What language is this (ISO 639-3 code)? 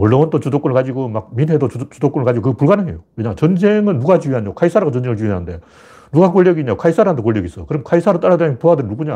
kor